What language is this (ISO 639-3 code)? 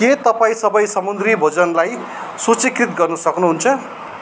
nep